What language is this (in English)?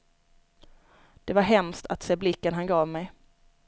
Swedish